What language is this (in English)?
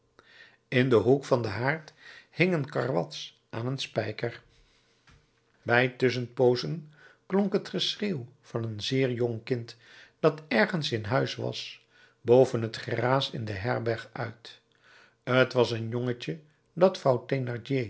Dutch